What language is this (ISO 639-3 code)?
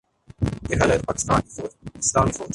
urd